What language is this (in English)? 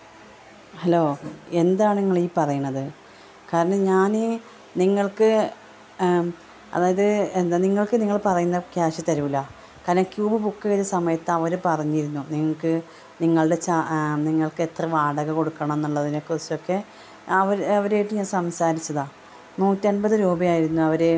Malayalam